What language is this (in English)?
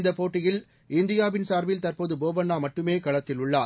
Tamil